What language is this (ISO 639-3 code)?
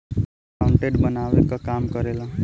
bho